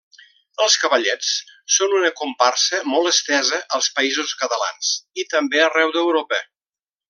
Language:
Catalan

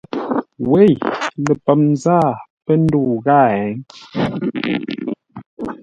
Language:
Ngombale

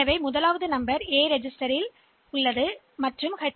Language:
Tamil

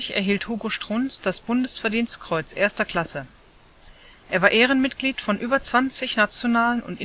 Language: German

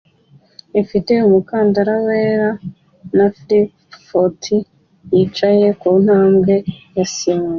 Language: Kinyarwanda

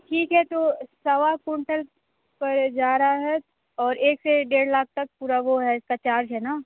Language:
Hindi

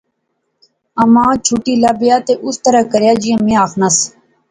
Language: Pahari-Potwari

